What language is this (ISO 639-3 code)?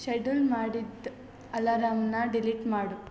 kan